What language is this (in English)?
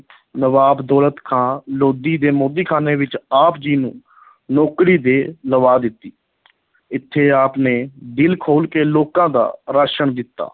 Punjabi